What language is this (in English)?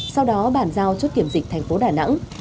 Vietnamese